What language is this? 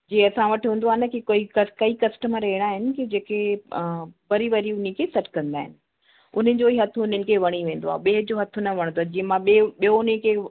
Sindhi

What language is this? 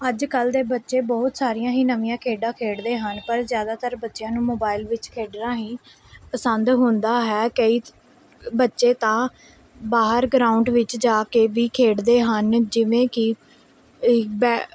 Punjabi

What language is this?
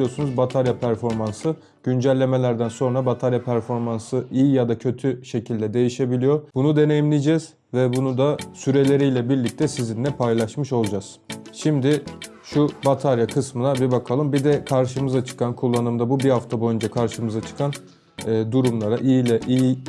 Turkish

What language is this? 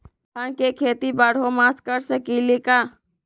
Magahi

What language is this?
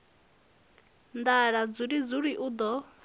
Venda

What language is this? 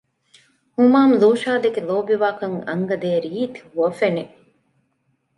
Divehi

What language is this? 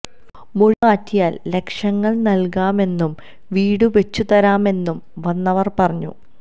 Malayalam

